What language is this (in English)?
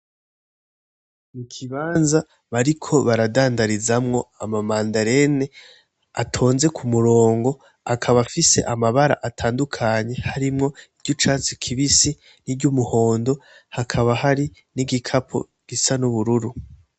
Rundi